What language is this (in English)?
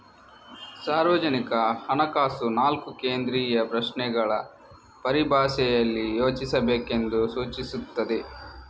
Kannada